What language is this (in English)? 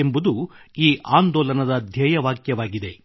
Kannada